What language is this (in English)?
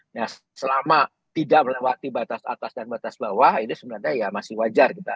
Indonesian